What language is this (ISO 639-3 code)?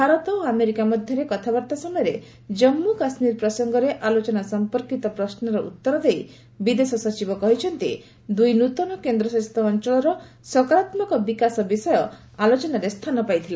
ori